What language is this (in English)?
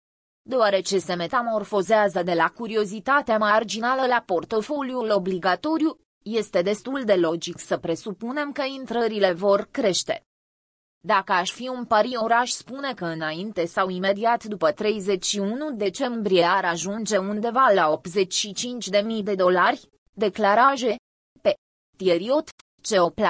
Romanian